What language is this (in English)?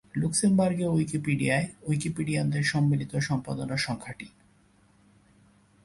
Bangla